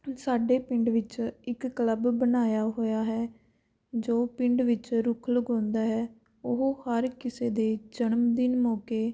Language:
Punjabi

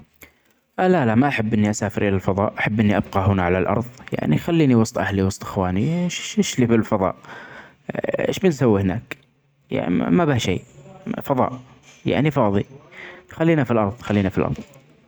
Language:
Omani Arabic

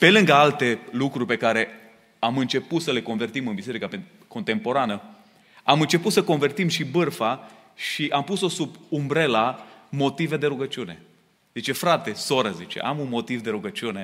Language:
Romanian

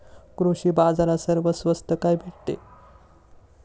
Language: Marathi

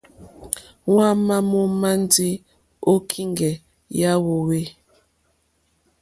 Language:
Mokpwe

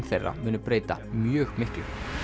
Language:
Icelandic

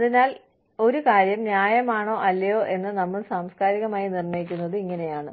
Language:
Malayalam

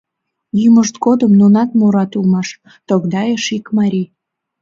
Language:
Mari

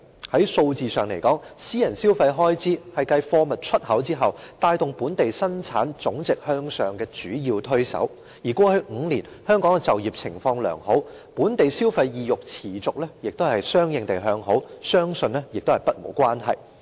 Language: Cantonese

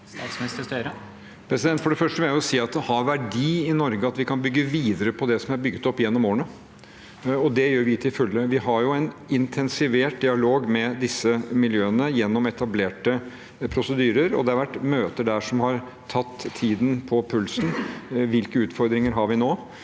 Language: Norwegian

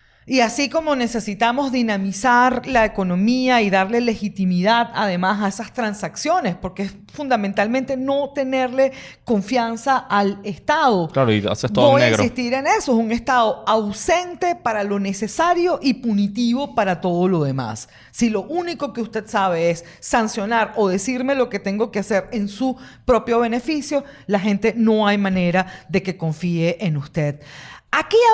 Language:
Spanish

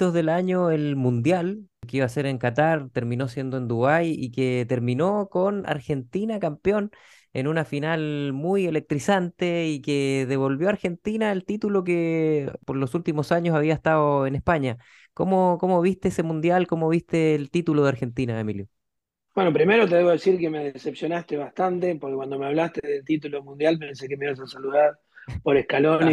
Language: Spanish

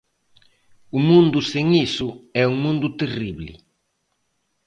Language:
Galician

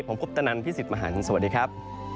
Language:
Thai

